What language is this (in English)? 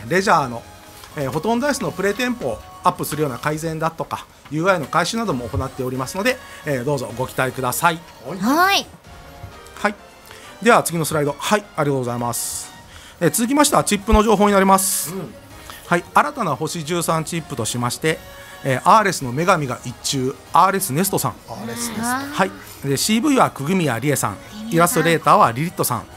Japanese